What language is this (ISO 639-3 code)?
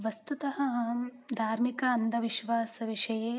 san